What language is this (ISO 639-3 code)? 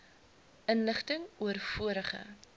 afr